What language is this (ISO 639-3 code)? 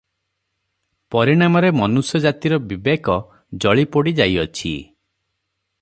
ori